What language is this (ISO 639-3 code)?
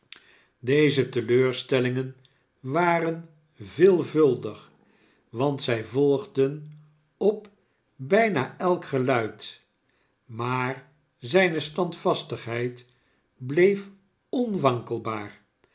nld